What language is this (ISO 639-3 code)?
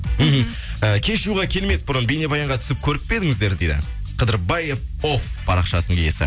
kaz